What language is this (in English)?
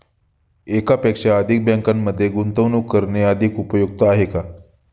Marathi